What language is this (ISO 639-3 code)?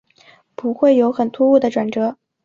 zho